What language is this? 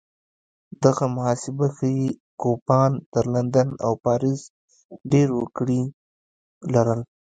Pashto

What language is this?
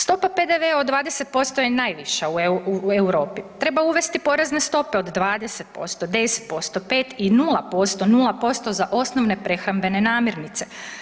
Croatian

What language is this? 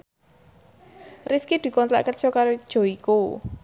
Javanese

